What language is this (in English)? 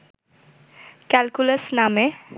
Bangla